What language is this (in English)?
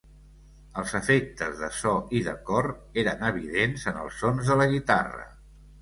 Catalan